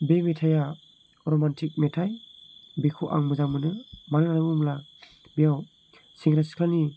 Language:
Bodo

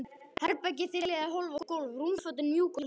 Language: Icelandic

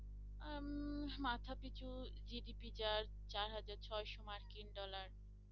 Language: Bangla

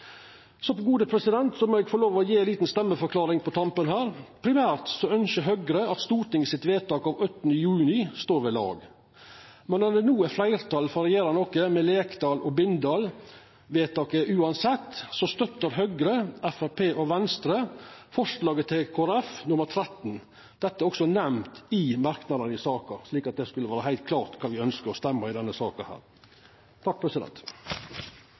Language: Norwegian Nynorsk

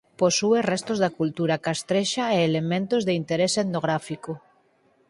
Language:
Galician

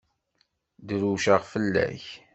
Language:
Kabyle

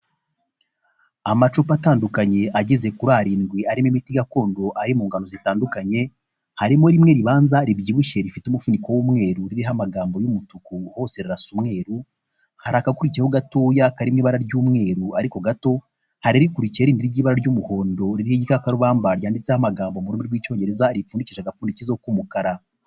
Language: Kinyarwanda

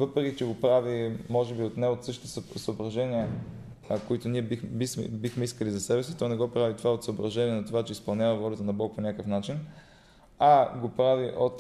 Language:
Bulgarian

